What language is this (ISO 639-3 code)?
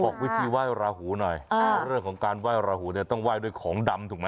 tha